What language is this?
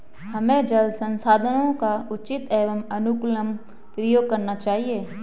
Hindi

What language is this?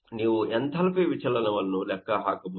Kannada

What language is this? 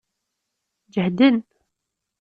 Kabyle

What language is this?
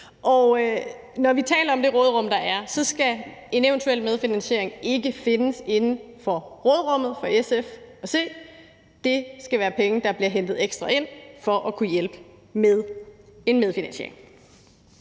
Danish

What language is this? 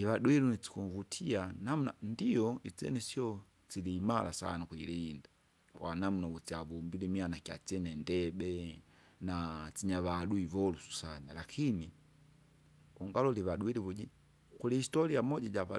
Kinga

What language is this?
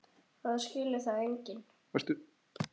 Icelandic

